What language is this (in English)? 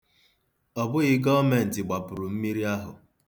Igbo